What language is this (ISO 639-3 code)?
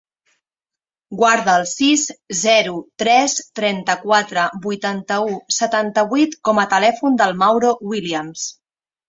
cat